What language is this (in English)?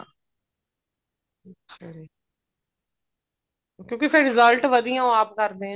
Punjabi